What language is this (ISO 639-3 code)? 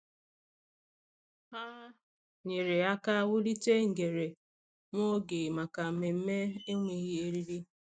ibo